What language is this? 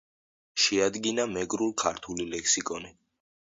Georgian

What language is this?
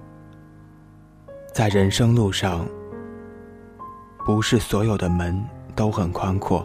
Chinese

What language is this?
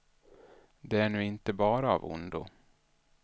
Swedish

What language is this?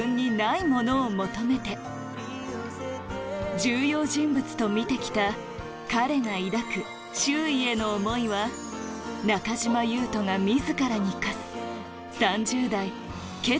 Japanese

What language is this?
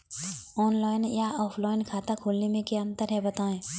Hindi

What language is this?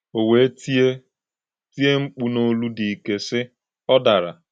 Igbo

